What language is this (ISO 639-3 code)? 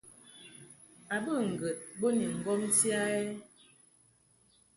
mhk